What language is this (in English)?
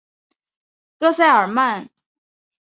Chinese